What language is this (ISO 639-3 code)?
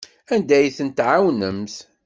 kab